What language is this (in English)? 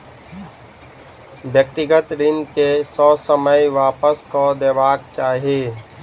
Maithili